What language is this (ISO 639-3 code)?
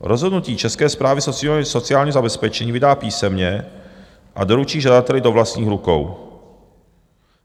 ces